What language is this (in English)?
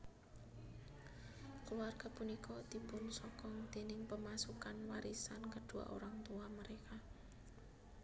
Javanese